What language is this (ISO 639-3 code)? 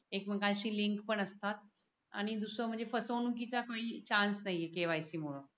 mar